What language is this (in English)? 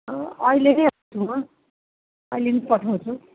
Nepali